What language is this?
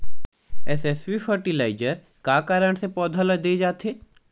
Chhattisgarhi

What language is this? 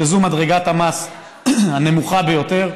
Hebrew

